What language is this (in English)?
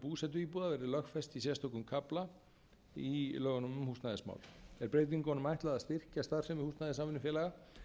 Icelandic